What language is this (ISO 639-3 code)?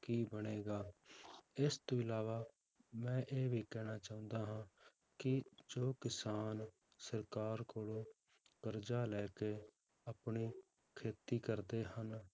pan